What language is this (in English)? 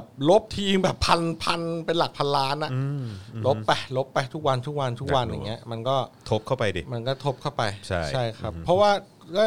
Thai